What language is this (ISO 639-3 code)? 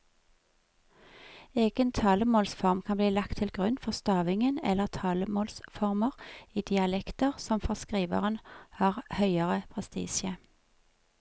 nor